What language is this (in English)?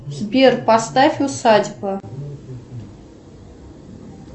Russian